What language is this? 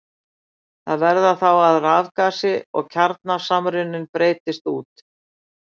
Icelandic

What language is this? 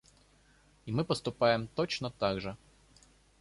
Russian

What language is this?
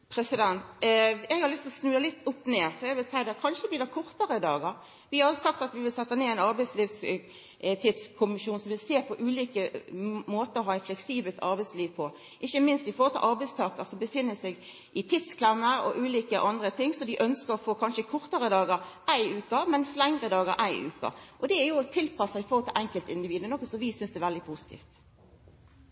Norwegian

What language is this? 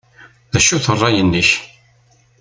Kabyle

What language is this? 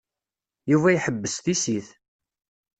Kabyle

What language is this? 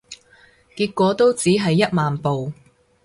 Cantonese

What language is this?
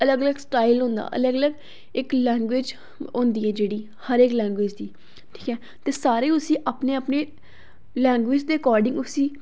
Dogri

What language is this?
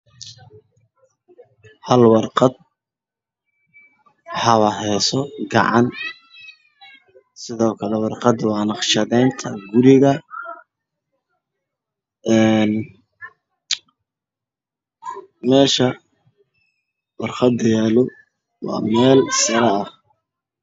Somali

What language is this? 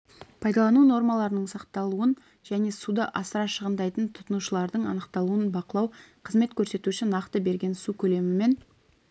Kazakh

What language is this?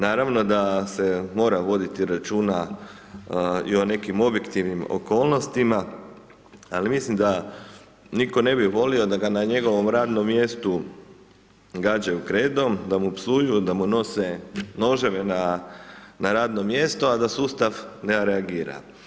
Croatian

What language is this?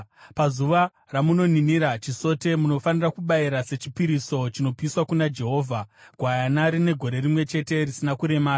Shona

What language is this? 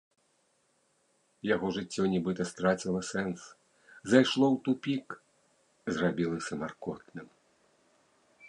Belarusian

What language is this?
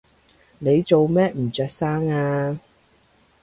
Cantonese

